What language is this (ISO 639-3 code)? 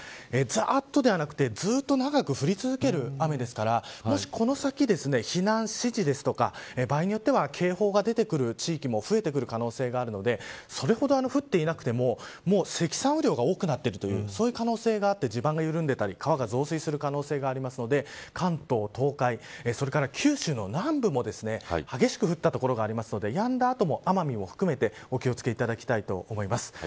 jpn